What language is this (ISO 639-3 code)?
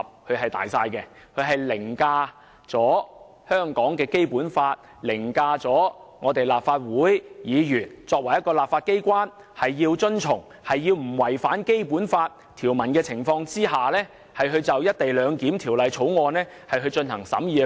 yue